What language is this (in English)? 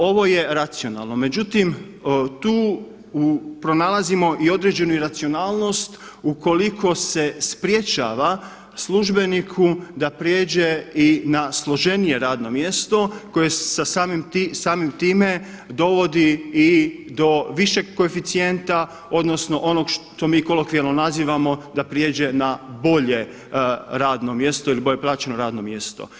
Croatian